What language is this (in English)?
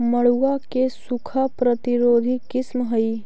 Magahi